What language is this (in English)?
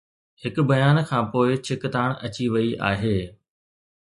Sindhi